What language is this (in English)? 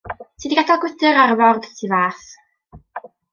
Welsh